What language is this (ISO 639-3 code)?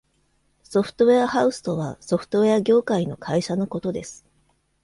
jpn